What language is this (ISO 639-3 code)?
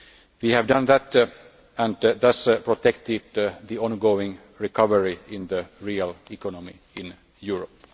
eng